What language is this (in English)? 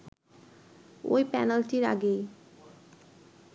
Bangla